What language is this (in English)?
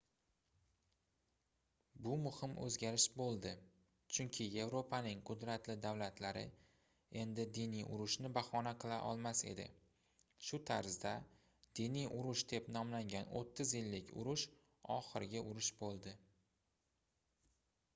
Uzbek